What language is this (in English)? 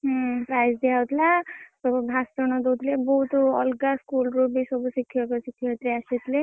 Odia